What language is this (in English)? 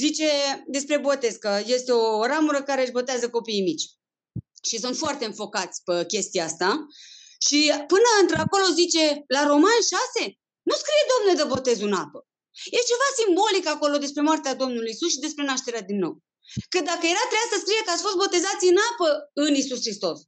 Romanian